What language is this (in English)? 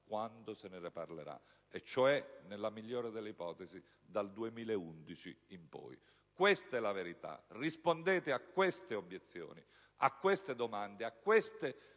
Italian